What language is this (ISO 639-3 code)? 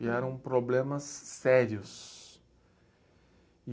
por